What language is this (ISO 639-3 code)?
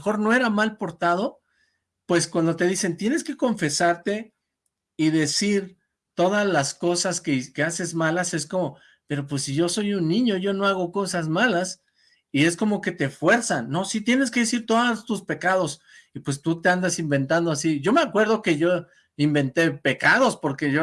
spa